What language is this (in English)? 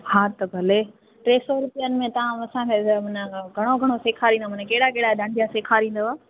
Sindhi